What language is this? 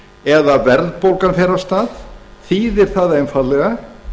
Icelandic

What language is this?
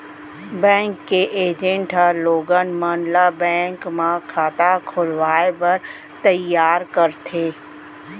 Chhattisgarhi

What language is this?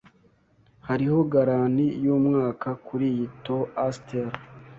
Kinyarwanda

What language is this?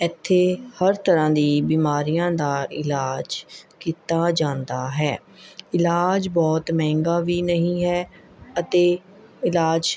Punjabi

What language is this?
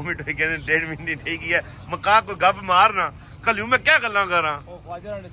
Punjabi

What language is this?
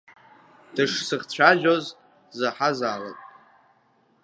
Abkhazian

